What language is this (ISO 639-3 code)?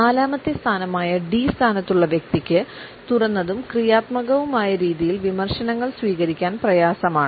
mal